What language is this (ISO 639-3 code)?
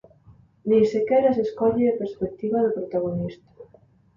glg